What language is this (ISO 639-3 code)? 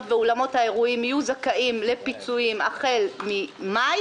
heb